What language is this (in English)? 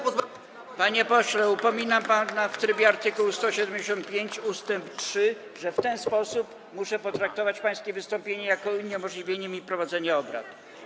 Polish